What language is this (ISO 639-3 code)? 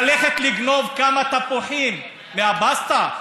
heb